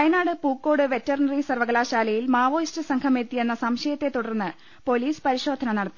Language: Malayalam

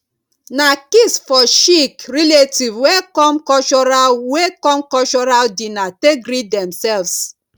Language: Nigerian Pidgin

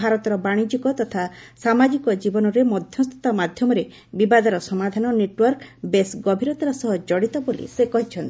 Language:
Odia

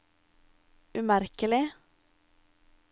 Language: Norwegian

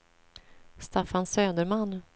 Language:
Swedish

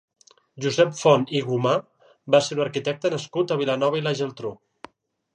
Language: Catalan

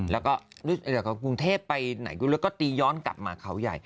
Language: Thai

